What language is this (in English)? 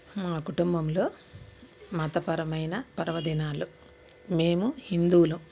Telugu